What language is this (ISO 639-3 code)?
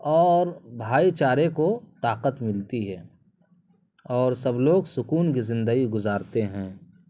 urd